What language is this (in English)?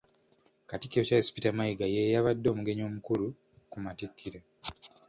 Ganda